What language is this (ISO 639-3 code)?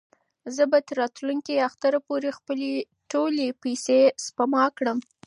pus